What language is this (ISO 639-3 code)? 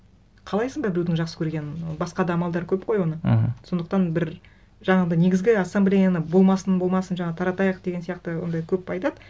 kaz